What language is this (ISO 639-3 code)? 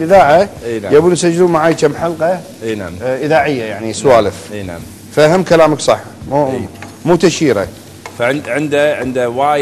ara